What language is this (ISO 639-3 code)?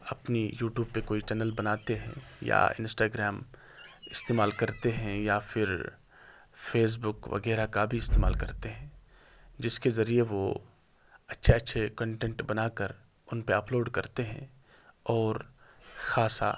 urd